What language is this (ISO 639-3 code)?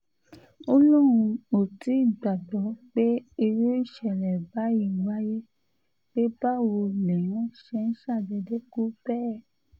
yor